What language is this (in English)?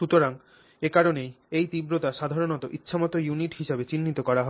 Bangla